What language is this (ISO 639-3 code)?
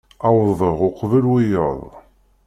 kab